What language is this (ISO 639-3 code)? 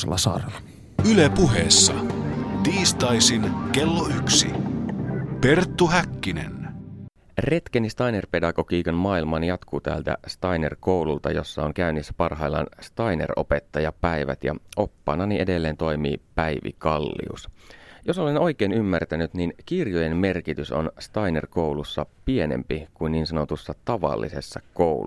fin